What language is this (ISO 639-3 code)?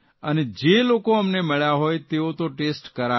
guj